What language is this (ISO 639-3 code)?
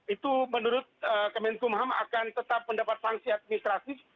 ind